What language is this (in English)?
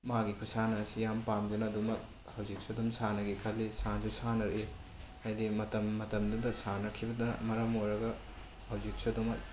Manipuri